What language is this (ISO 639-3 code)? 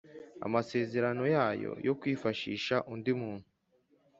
kin